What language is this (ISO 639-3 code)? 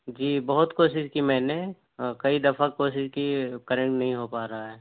urd